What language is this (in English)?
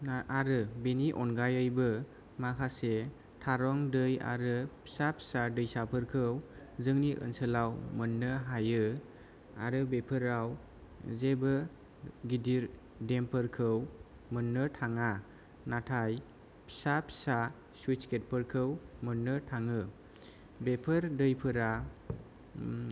Bodo